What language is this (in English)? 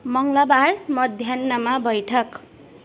Nepali